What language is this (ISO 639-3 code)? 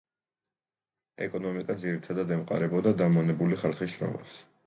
kat